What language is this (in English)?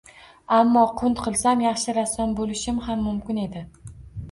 Uzbek